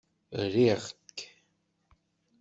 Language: Kabyle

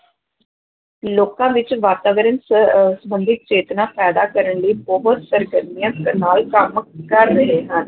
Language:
Punjabi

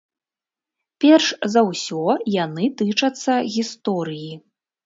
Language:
Belarusian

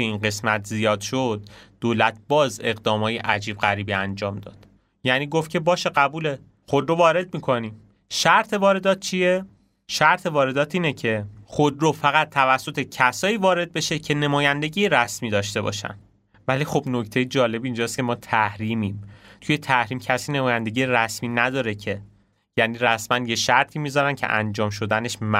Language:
Persian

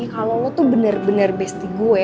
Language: Indonesian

